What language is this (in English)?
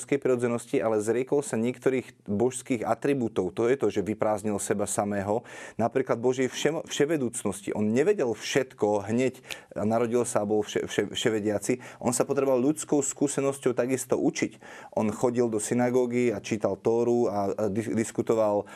Slovak